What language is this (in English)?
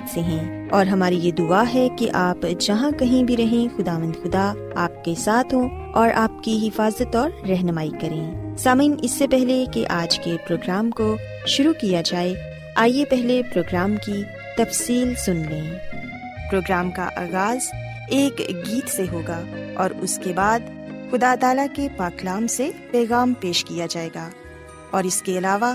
Urdu